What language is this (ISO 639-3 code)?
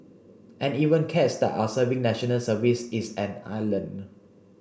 eng